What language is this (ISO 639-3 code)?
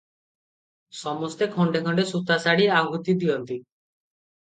ori